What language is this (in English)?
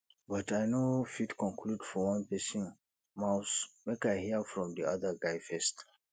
Nigerian Pidgin